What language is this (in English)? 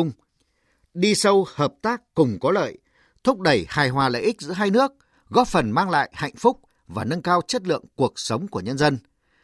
Vietnamese